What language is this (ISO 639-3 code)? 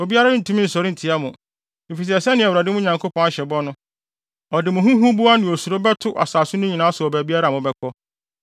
aka